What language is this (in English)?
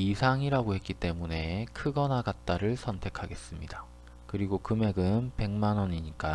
Korean